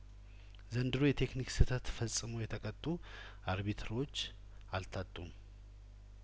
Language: Amharic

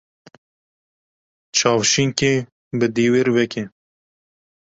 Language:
Kurdish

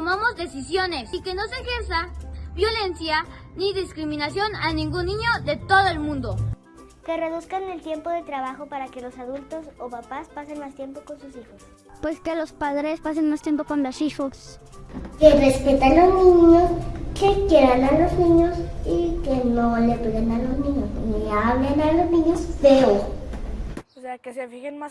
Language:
Spanish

